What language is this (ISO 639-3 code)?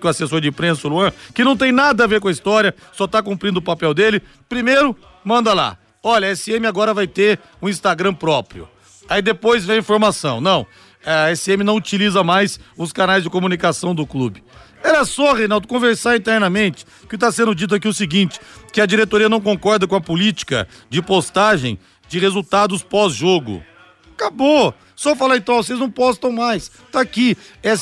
por